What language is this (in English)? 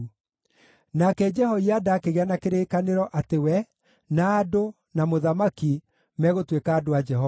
Kikuyu